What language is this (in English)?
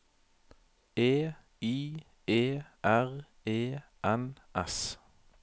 Norwegian